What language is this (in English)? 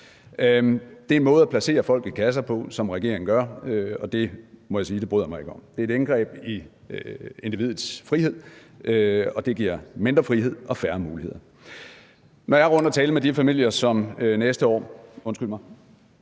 Danish